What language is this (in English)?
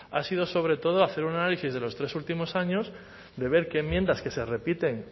Spanish